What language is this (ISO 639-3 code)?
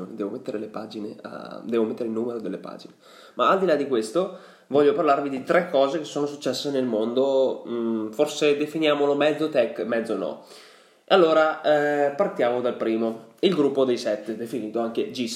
ita